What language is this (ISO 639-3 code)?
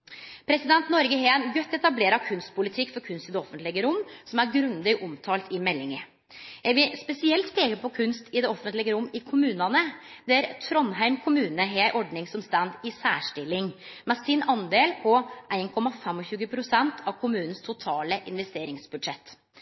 nno